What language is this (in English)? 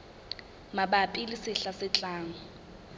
Southern Sotho